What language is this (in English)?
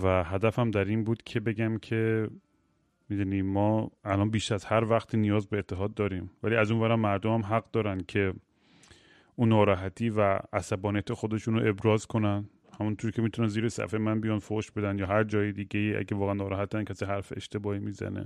Persian